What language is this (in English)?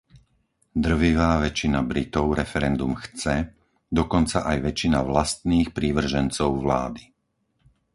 Slovak